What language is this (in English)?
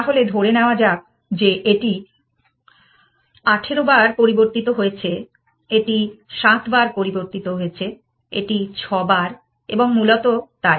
Bangla